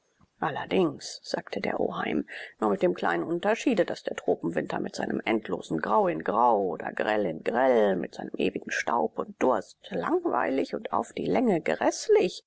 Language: German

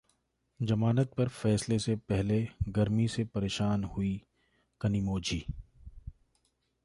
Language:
Hindi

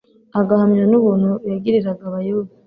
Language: Kinyarwanda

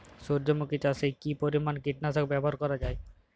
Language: Bangla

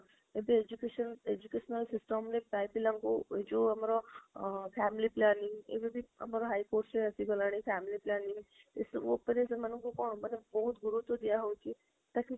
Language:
Odia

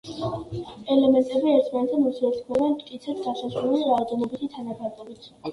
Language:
Georgian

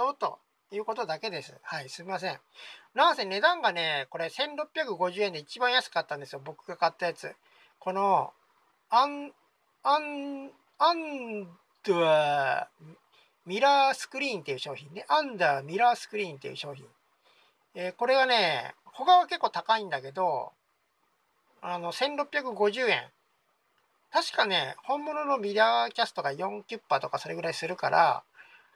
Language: Japanese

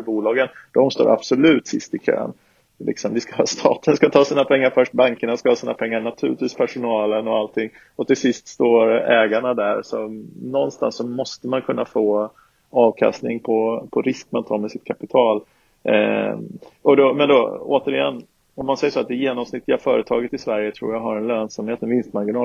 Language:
Swedish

